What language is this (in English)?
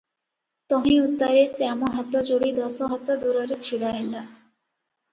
Odia